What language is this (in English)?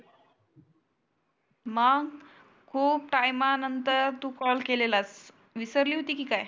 Marathi